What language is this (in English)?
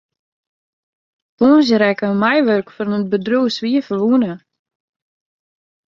Western Frisian